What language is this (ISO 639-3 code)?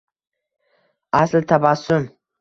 uzb